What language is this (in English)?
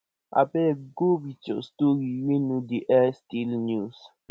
Nigerian Pidgin